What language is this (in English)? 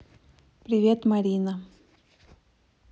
Russian